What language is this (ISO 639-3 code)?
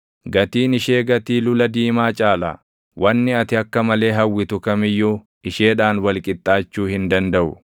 orm